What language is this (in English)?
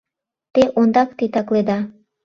Mari